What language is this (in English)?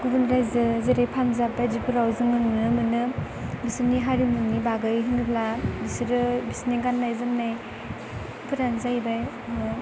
Bodo